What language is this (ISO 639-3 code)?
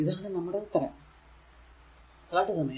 mal